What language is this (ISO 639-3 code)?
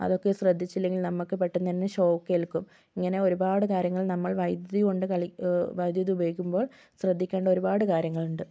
mal